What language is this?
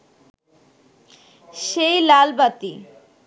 Bangla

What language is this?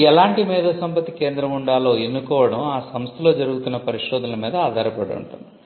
Telugu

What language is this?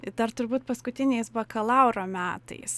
Lithuanian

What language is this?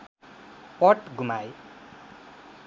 Nepali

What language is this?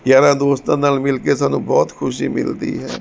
Punjabi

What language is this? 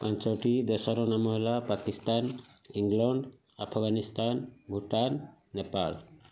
Odia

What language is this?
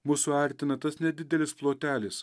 Lithuanian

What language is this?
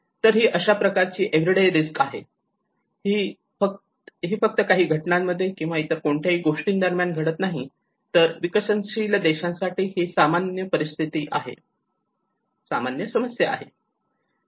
Marathi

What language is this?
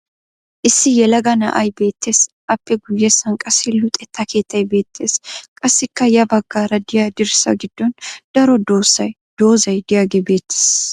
Wolaytta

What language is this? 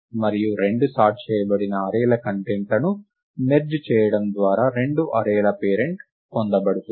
Telugu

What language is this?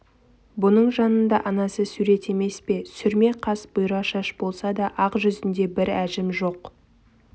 Kazakh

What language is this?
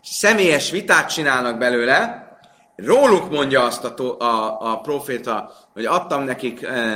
Hungarian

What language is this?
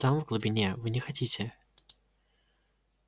Russian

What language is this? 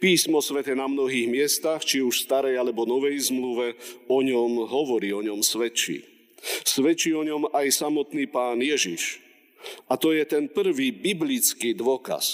Slovak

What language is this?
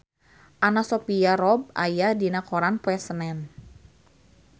Sundanese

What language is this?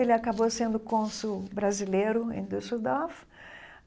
Portuguese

